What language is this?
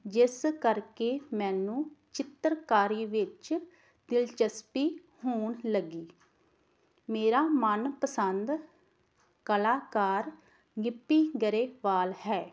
Punjabi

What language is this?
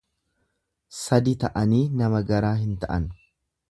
Oromo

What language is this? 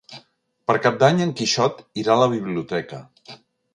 Catalan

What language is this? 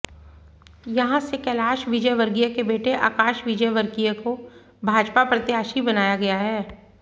Hindi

